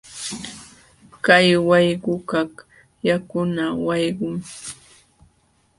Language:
Jauja Wanca Quechua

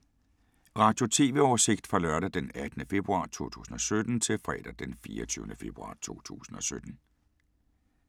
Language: Danish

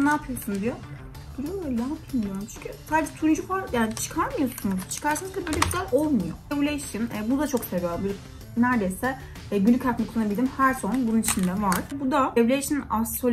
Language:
Turkish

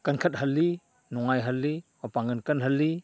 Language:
Manipuri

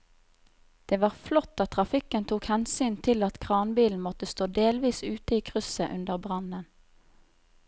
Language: Norwegian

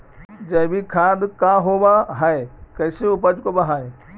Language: Magahi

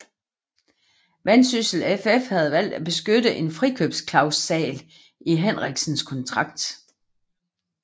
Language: Danish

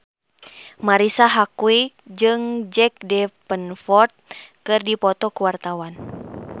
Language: Sundanese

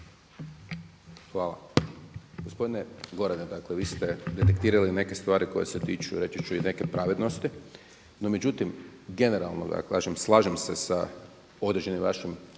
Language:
Croatian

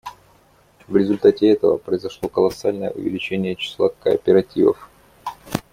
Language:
Russian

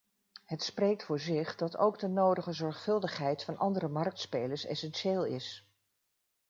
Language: Dutch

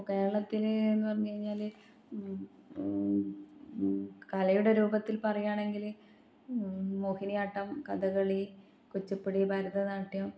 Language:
Malayalam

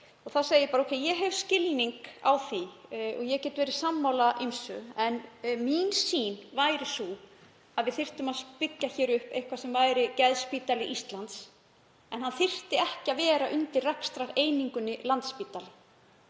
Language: Icelandic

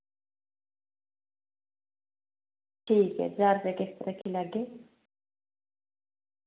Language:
Dogri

